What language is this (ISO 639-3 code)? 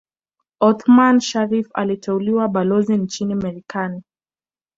swa